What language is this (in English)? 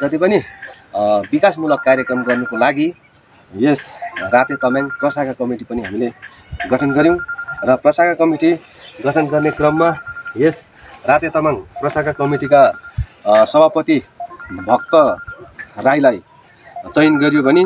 Indonesian